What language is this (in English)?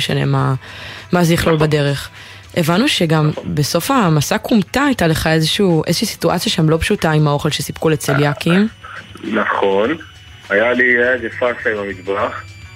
Hebrew